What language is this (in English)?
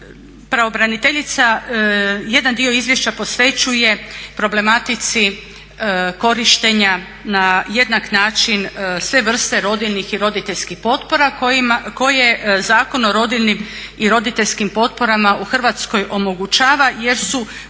Croatian